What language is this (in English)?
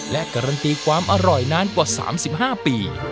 Thai